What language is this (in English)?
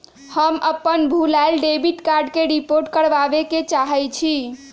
Magahi